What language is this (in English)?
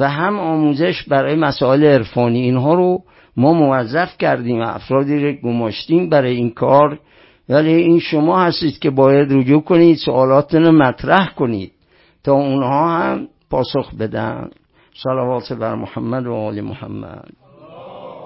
Persian